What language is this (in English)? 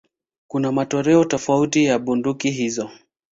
Swahili